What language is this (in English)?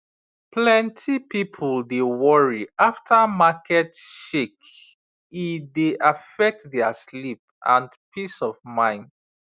Nigerian Pidgin